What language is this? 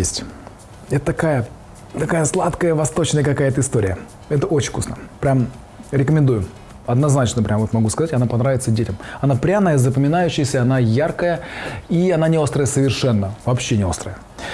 Russian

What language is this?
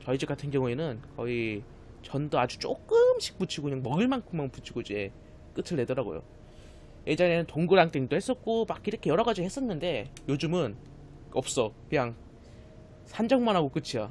Korean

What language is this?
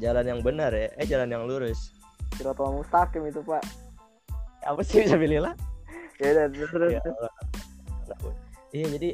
Indonesian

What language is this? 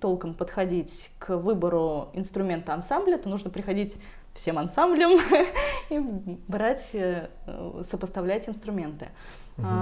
Russian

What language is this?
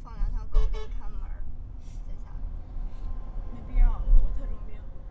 Chinese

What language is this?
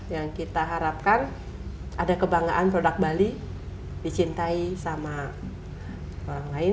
Indonesian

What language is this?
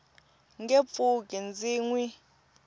Tsonga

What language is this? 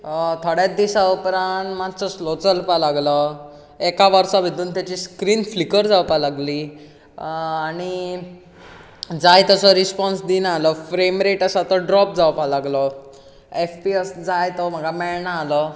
Konkani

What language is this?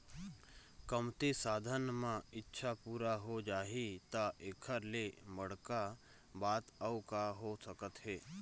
Chhattisgarhi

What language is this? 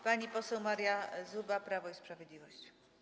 Polish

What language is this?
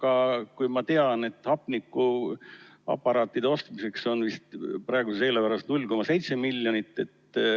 Estonian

